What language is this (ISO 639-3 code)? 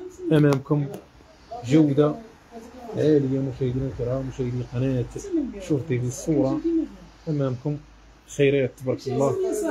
ara